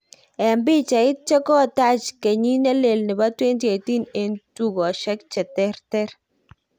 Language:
Kalenjin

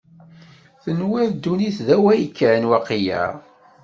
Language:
Kabyle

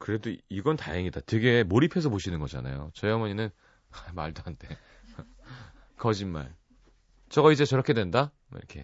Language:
Korean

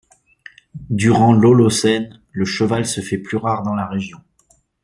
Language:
French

